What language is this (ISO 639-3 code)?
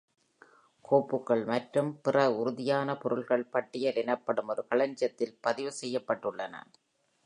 tam